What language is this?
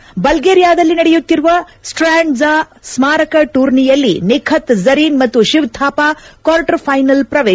Kannada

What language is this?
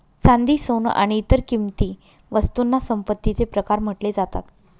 Marathi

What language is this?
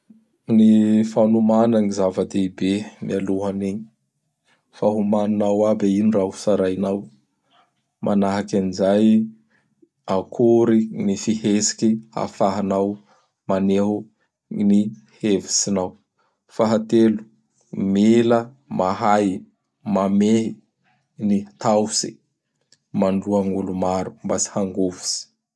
Bara Malagasy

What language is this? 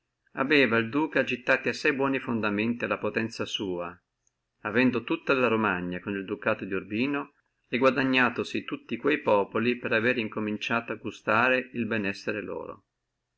Italian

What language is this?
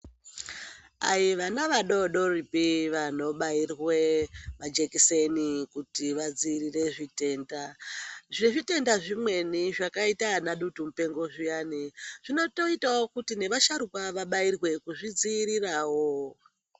Ndau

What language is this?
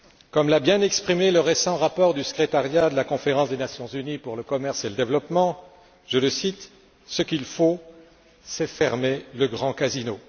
French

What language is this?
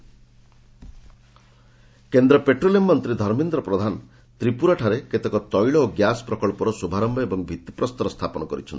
Odia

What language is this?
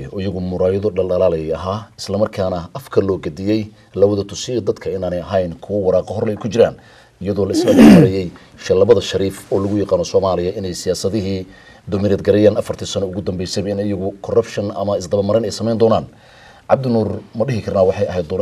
Arabic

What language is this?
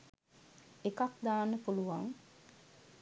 Sinhala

